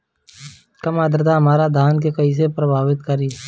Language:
Bhojpuri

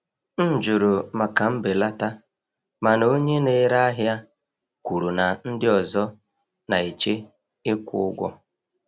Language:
Igbo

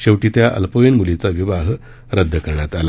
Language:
Marathi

